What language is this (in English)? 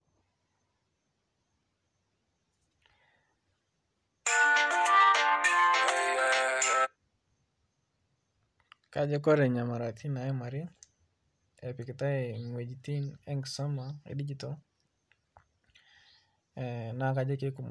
Masai